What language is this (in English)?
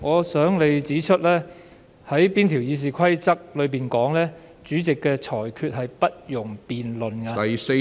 Cantonese